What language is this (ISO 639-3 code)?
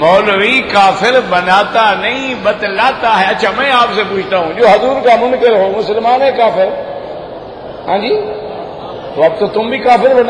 ara